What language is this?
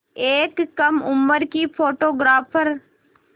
Hindi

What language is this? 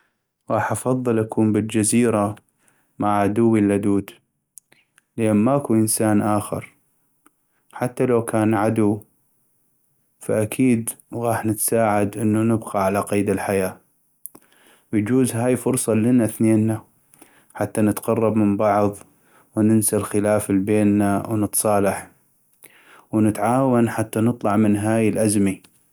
North Mesopotamian Arabic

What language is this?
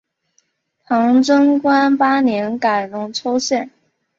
Chinese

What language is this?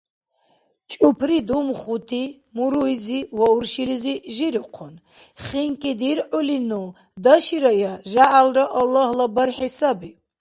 Dargwa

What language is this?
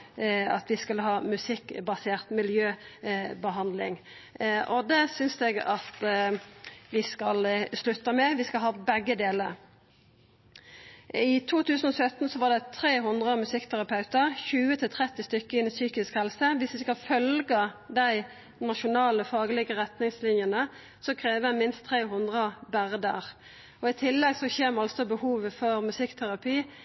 Norwegian Nynorsk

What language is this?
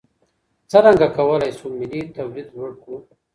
Pashto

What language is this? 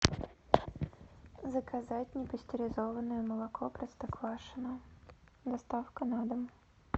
Russian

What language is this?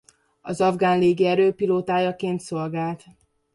Hungarian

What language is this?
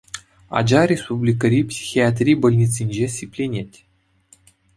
Chuvash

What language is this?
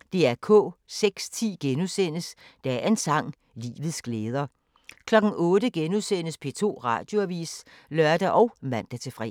Danish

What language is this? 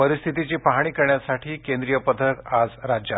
Marathi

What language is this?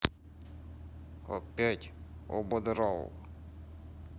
Russian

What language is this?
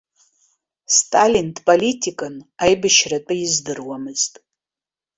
Abkhazian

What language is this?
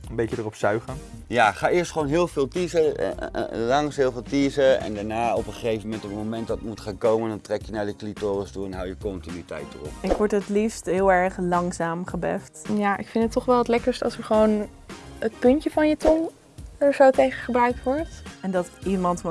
Dutch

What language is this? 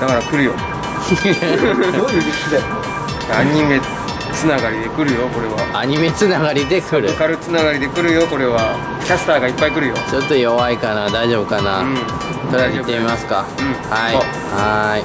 Japanese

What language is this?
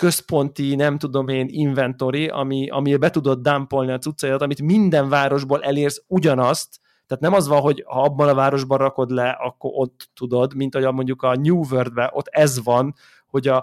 Hungarian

